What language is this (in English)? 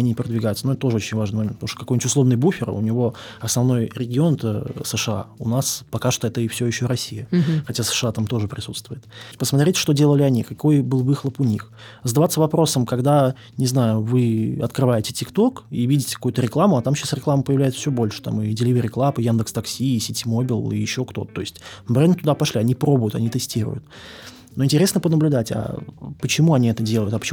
Russian